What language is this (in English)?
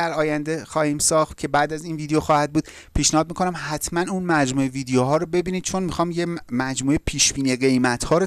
Persian